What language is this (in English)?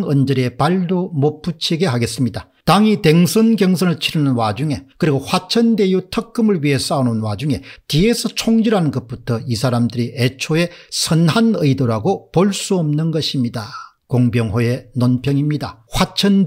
Korean